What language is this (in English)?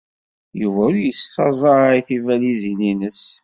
Kabyle